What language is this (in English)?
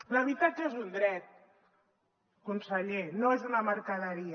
Catalan